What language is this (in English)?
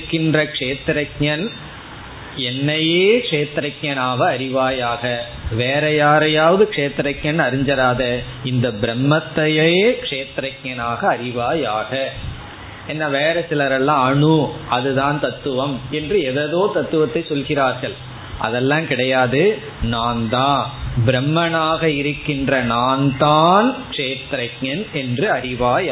Tamil